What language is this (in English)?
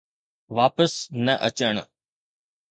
Sindhi